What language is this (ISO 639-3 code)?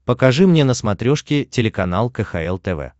rus